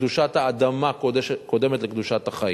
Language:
Hebrew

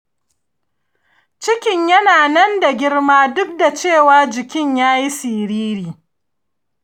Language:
Hausa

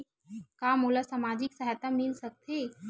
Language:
Chhattisgarhi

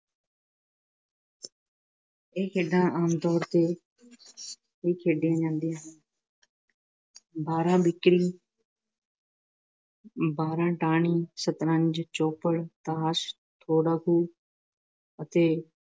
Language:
Punjabi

